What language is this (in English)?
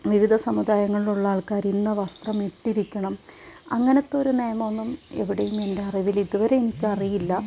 Malayalam